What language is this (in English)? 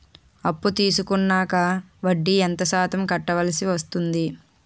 Telugu